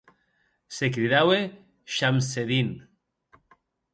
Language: Occitan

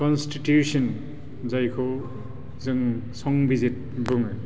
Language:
Bodo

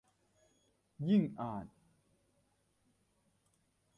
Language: Thai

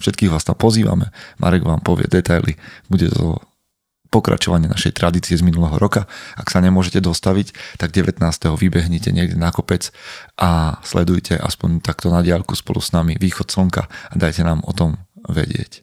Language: Slovak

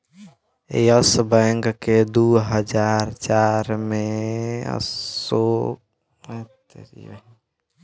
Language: Bhojpuri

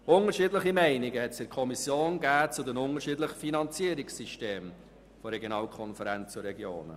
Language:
Swiss German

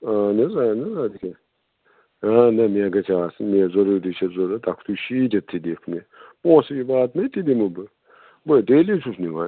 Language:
Kashmiri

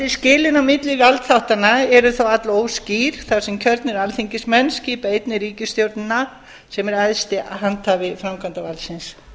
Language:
Icelandic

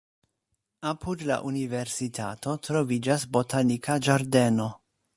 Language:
Esperanto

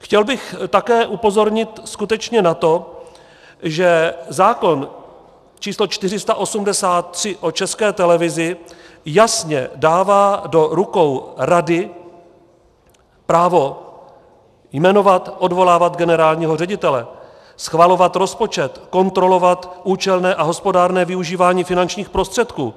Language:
Czech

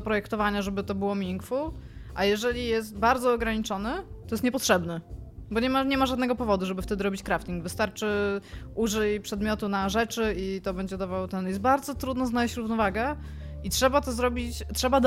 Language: Polish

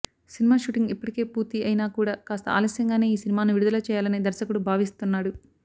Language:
Telugu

